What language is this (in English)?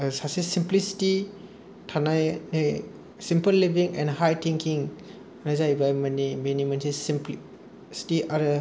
Bodo